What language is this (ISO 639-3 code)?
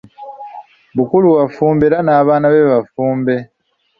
lug